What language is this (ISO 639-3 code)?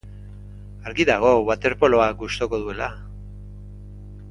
eus